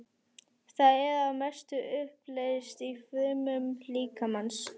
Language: Icelandic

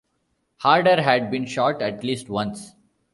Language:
English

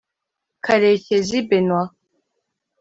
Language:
Kinyarwanda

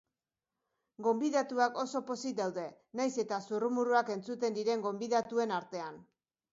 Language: Basque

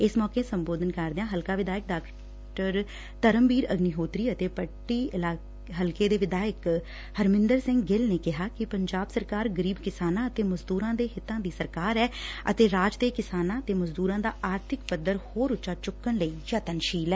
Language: Punjabi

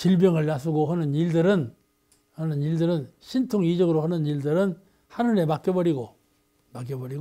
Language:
Korean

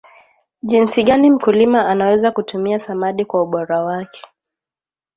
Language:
Swahili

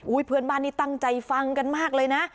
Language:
Thai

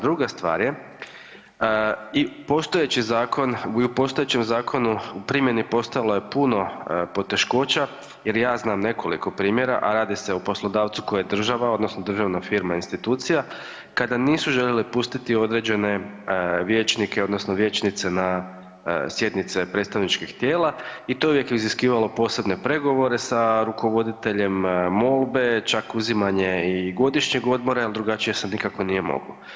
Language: Croatian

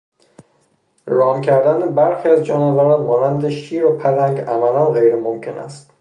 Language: Persian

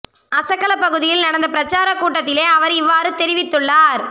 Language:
Tamil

